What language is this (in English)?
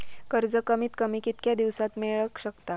Marathi